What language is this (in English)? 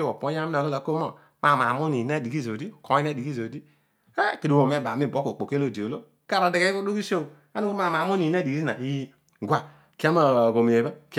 Odual